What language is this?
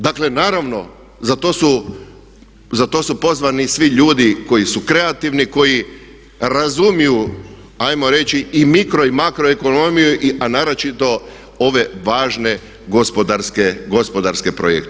Croatian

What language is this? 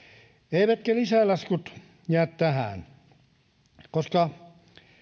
Finnish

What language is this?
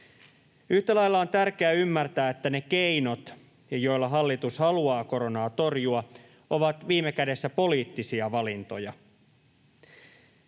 Finnish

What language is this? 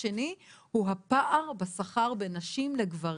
Hebrew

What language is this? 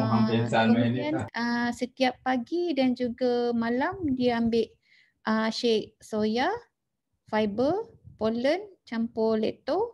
Malay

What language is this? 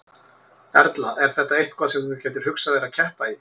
Icelandic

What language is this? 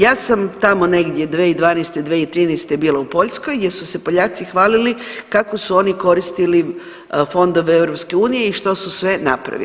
Croatian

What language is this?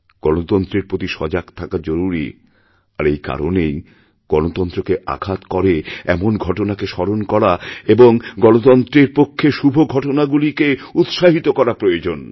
Bangla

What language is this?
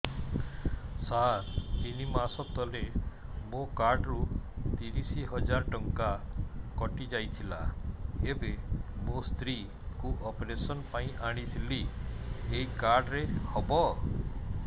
Odia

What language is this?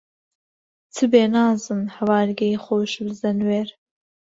Central Kurdish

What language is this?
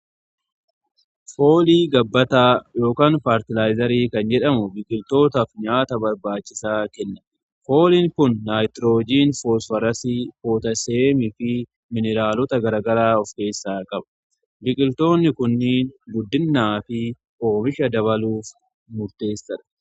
Oromo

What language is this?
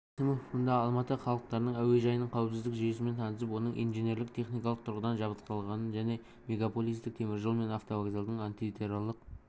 Kazakh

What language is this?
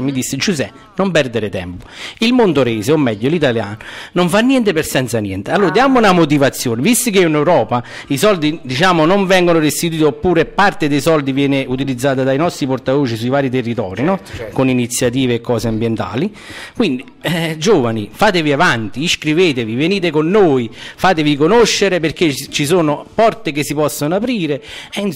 Italian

